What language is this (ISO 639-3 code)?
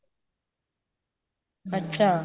pan